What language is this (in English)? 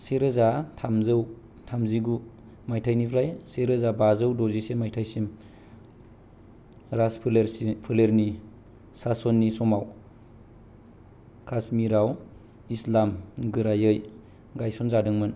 Bodo